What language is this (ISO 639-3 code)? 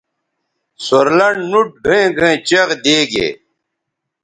btv